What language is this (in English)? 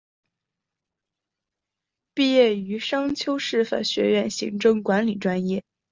Chinese